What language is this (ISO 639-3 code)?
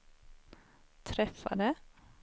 swe